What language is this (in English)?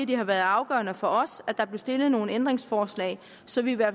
Danish